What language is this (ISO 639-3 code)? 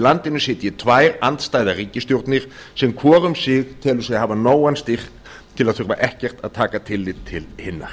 isl